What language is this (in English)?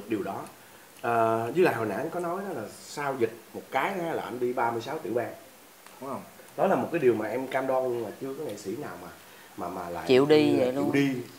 Vietnamese